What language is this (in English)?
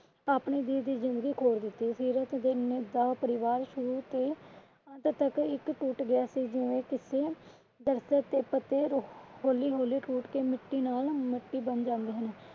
Punjabi